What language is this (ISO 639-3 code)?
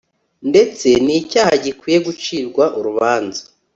kin